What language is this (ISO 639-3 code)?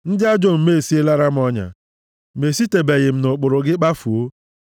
ibo